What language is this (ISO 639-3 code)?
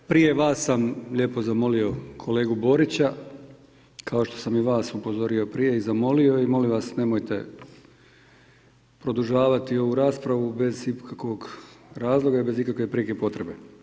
hrv